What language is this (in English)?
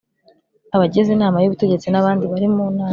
Kinyarwanda